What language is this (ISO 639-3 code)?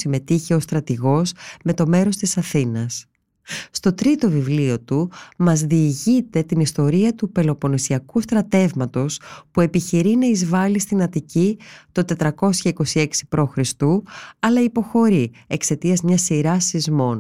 ell